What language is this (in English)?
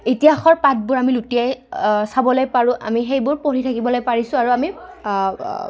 Assamese